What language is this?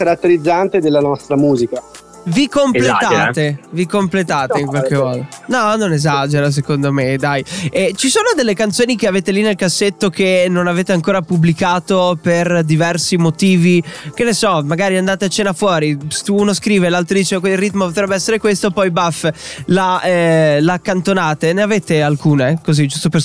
Italian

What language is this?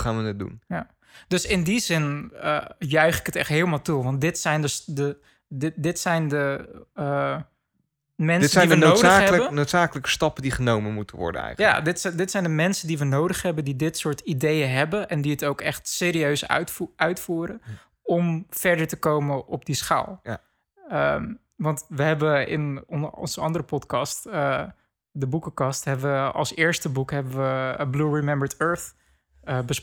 Dutch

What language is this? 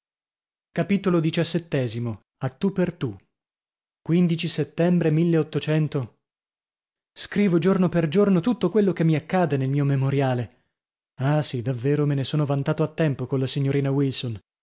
Italian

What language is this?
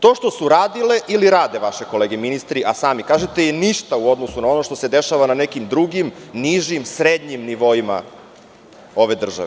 Serbian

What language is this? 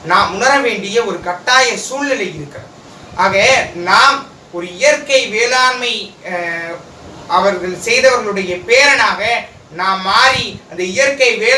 Tamil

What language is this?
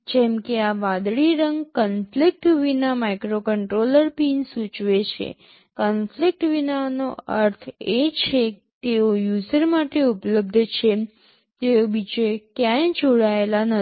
Gujarati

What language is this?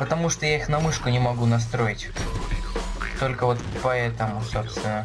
Russian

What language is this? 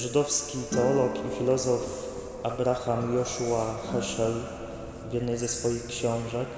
Polish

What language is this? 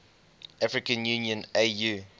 English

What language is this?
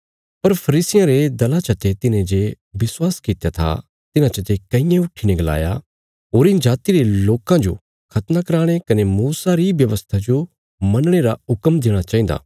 Bilaspuri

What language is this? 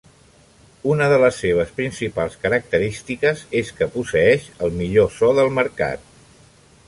Catalan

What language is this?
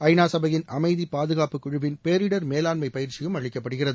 Tamil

